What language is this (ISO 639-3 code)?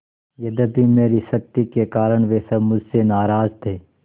hin